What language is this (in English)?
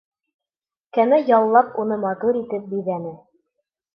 Bashkir